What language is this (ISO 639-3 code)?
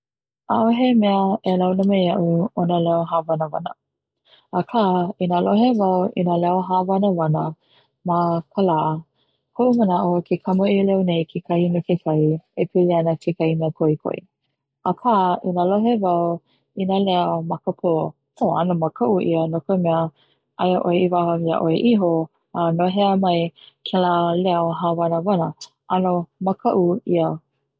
haw